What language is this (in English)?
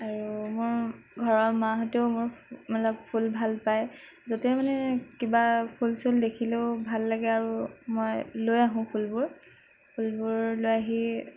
Assamese